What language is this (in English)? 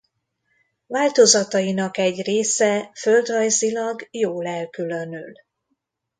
Hungarian